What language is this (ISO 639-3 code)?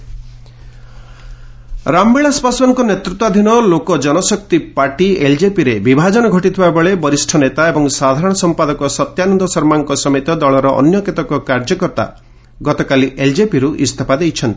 ori